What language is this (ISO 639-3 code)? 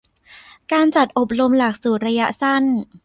tha